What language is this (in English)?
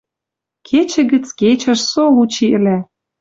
Western Mari